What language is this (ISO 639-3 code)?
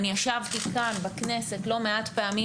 heb